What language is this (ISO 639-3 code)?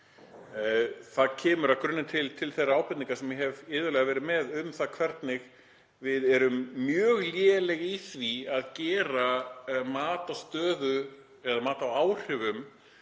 isl